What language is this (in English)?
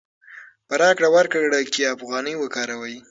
Pashto